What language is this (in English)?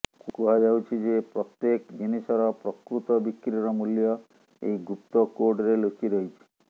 Odia